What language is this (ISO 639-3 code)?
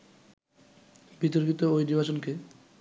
ben